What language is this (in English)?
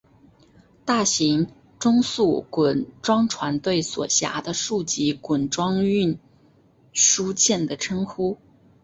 Chinese